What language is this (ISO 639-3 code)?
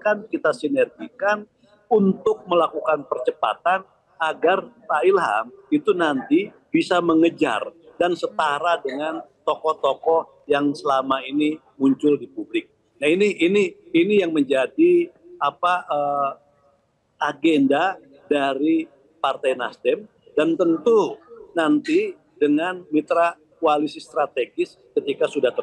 ind